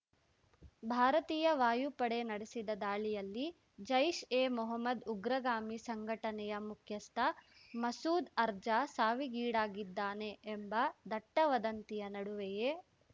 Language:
Kannada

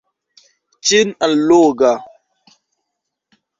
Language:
Esperanto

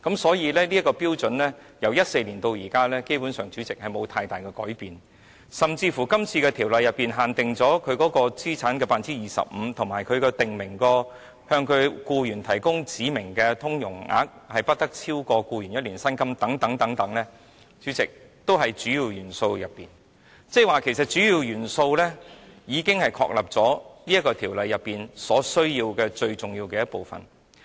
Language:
Cantonese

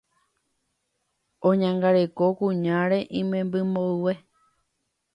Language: Guarani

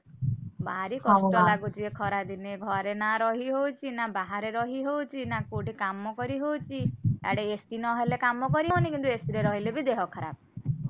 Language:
Odia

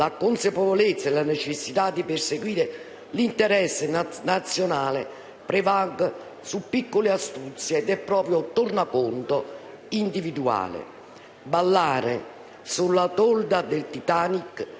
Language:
Italian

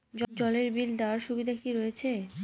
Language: Bangla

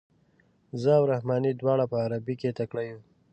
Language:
Pashto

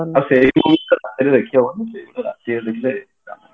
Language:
Odia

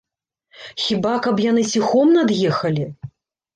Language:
Belarusian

